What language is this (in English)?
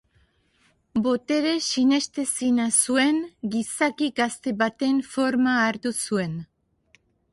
Basque